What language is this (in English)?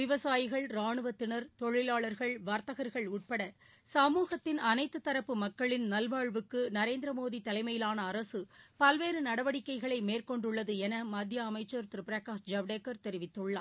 Tamil